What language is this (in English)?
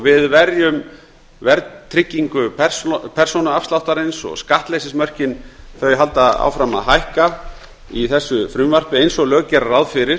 Icelandic